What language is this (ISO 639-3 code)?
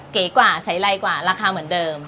tha